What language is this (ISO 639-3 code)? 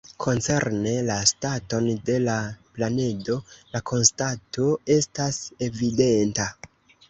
epo